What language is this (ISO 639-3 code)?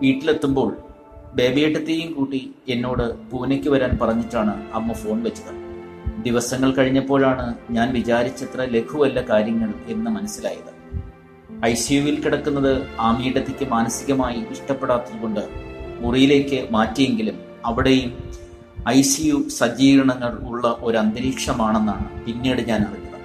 mal